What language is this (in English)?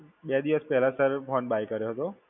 Gujarati